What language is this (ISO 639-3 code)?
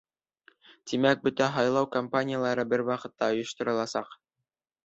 bak